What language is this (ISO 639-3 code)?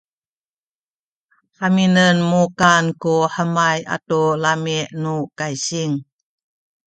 szy